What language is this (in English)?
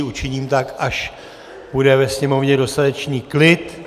Czech